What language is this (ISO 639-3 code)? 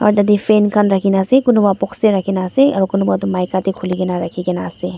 nag